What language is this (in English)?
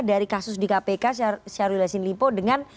Indonesian